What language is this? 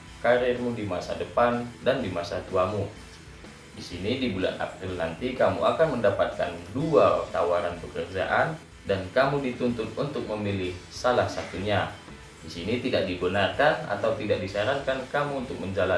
Indonesian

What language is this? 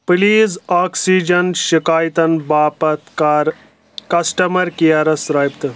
Kashmiri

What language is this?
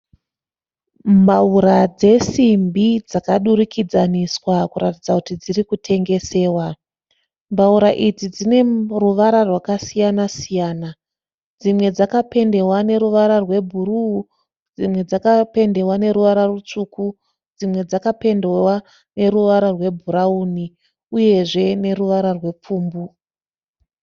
Shona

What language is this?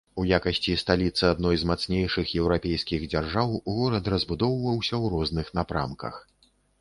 Belarusian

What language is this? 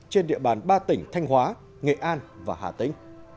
Vietnamese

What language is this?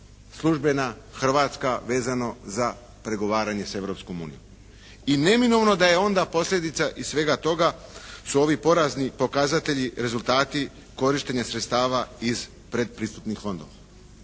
Croatian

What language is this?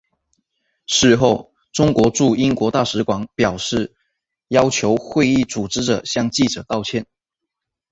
Chinese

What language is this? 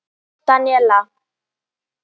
Icelandic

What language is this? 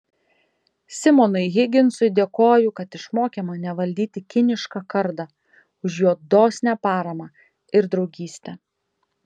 Lithuanian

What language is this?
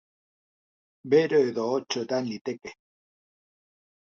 Basque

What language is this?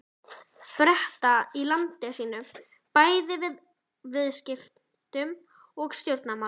Icelandic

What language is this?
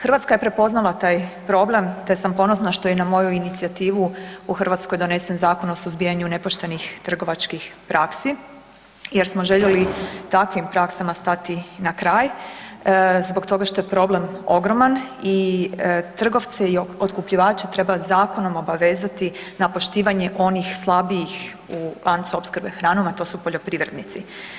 Croatian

